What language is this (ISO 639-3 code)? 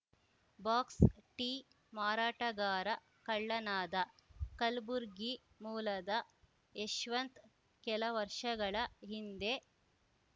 kan